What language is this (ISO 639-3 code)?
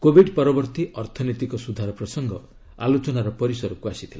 ori